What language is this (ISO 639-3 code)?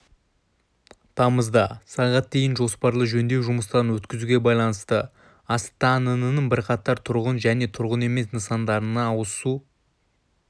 kaz